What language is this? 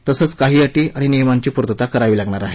Marathi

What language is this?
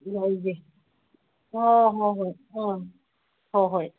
Manipuri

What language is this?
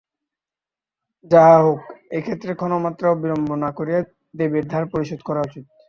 Bangla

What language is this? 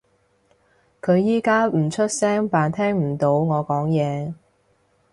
Cantonese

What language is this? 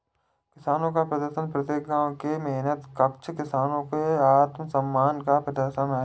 Hindi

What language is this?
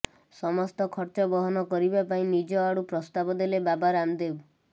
Odia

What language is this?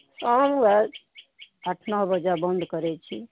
Maithili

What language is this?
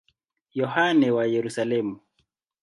Swahili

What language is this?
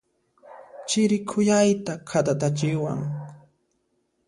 Puno Quechua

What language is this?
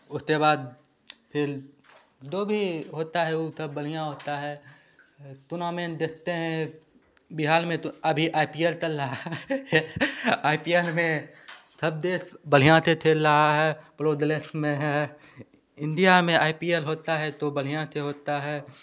Hindi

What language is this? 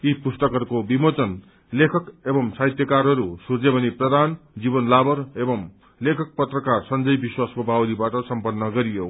Nepali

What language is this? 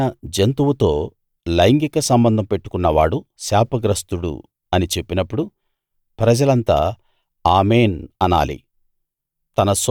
Telugu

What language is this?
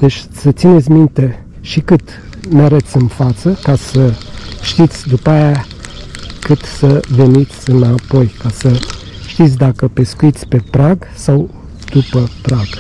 Romanian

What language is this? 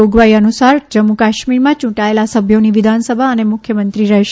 Gujarati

